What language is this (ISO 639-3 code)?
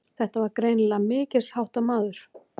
isl